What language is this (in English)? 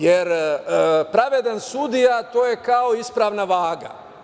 Serbian